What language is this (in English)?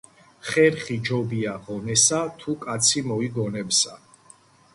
Georgian